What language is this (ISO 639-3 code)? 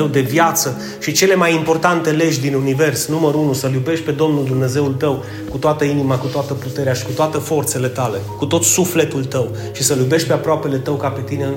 ron